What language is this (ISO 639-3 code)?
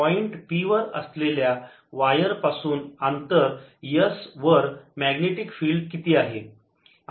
mar